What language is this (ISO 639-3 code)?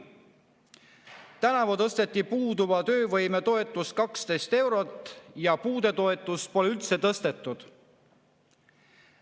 est